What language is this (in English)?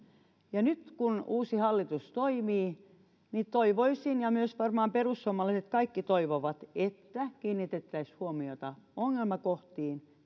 Finnish